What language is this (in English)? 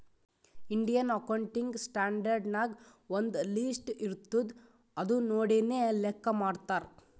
Kannada